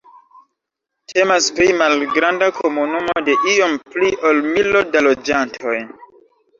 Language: Esperanto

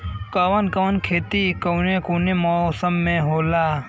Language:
Bhojpuri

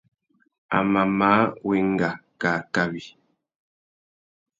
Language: Tuki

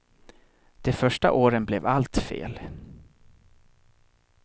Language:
Swedish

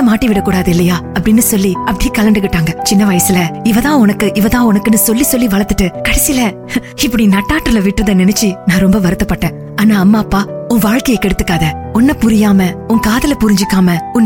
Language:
Tamil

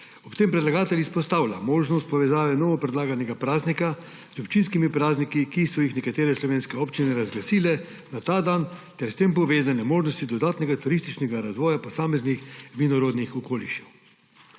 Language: Slovenian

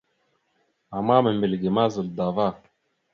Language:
Mada (Cameroon)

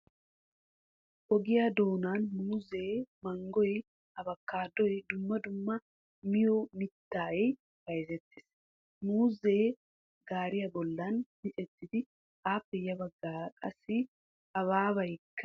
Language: Wolaytta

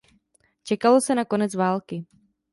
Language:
Czech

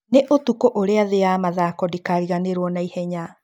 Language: Kikuyu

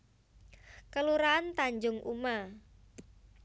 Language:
Javanese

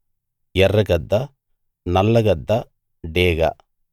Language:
Telugu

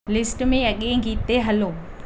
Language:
Sindhi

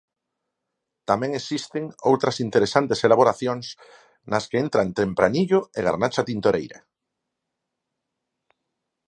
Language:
Galician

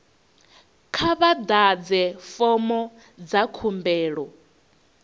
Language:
Venda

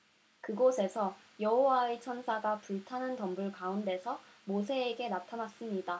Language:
Korean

